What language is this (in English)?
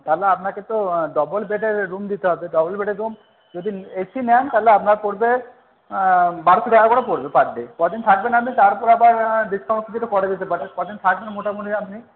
Bangla